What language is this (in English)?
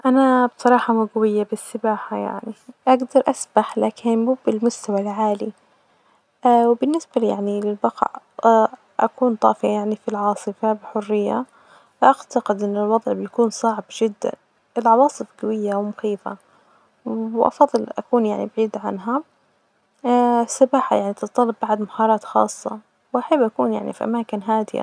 Najdi Arabic